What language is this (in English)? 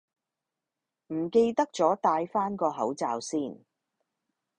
Cantonese